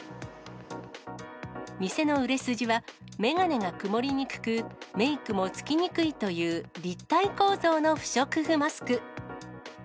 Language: Japanese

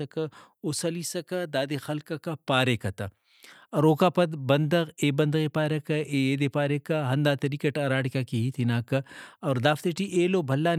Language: Brahui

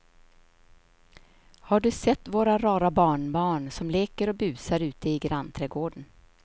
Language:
Swedish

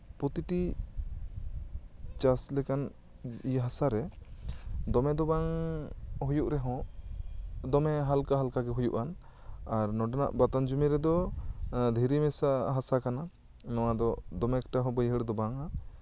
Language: Santali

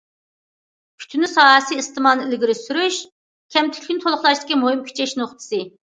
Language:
Uyghur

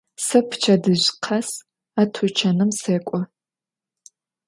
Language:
Adyghe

